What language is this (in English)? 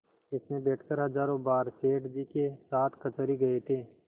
Hindi